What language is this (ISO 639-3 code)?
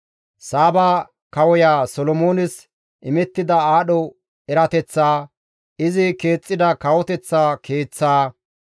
gmv